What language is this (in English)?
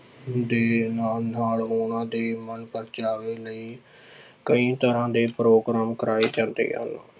Punjabi